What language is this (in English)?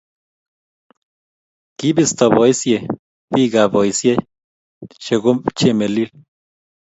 Kalenjin